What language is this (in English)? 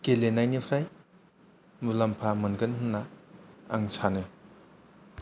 Bodo